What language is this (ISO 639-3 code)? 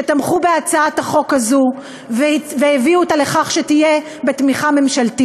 heb